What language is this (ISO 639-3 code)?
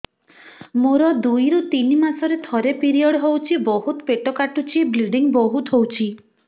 ori